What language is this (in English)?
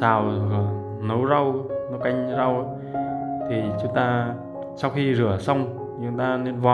Vietnamese